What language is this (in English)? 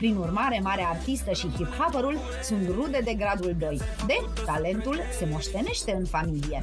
Romanian